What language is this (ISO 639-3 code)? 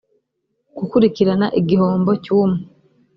kin